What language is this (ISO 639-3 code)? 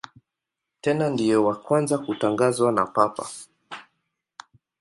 swa